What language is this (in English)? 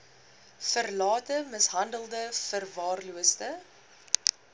Afrikaans